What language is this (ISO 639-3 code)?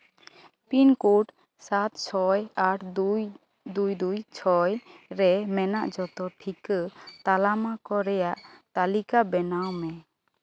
sat